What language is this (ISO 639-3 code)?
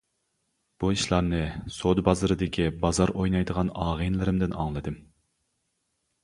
uig